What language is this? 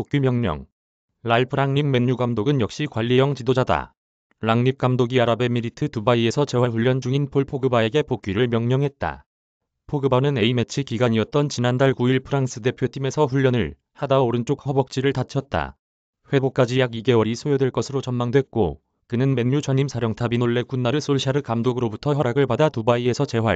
Korean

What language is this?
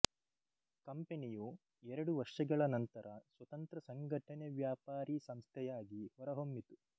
Kannada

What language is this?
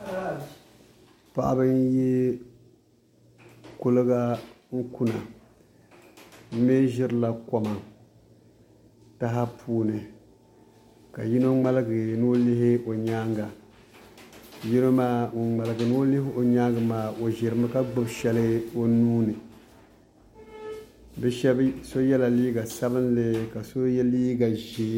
Dagbani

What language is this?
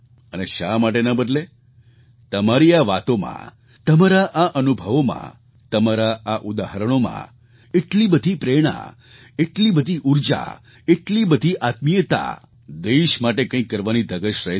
Gujarati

